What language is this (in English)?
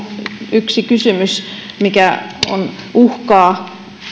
Finnish